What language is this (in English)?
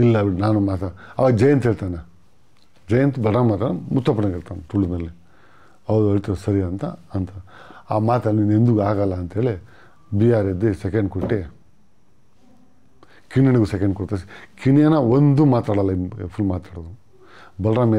Turkish